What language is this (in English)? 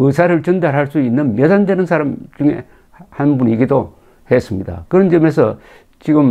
Korean